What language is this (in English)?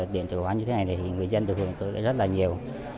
Vietnamese